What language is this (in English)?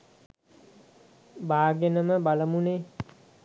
Sinhala